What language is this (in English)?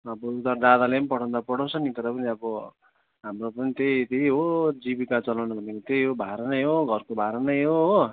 Nepali